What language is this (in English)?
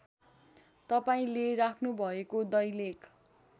Nepali